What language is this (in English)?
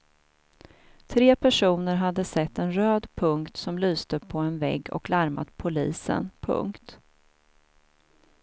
Swedish